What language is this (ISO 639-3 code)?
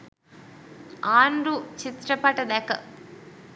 sin